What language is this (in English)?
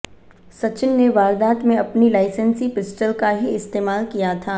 Hindi